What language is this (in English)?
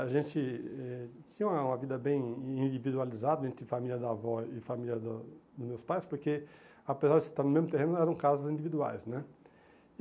Portuguese